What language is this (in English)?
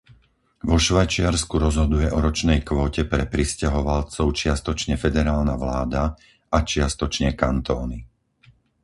Slovak